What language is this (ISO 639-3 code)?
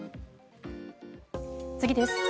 jpn